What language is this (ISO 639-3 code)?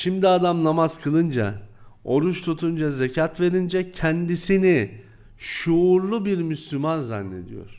tur